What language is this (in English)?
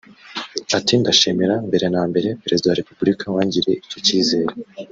Kinyarwanda